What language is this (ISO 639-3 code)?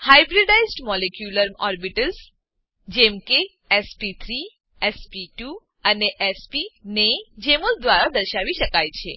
guj